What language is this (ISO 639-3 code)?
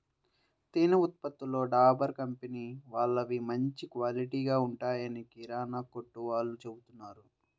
tel